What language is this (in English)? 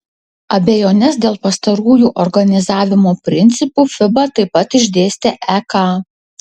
Lithuanian